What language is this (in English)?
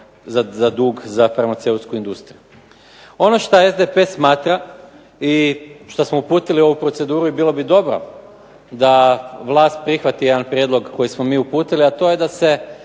Croatian